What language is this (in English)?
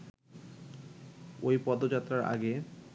Bangla